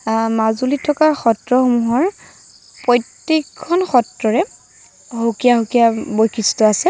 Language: Assamese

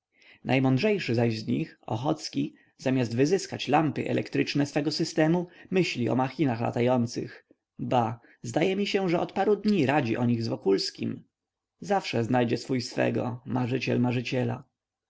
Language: Polish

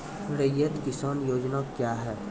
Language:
Maithili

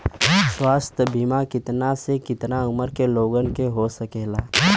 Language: Bhojpuri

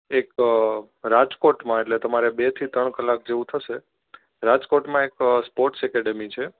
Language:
Gujarati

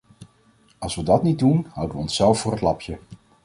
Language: Dutch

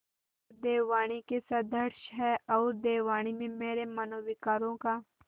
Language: Hindi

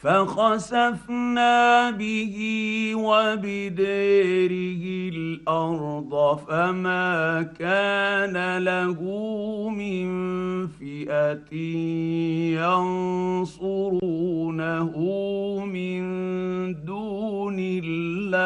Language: Arabic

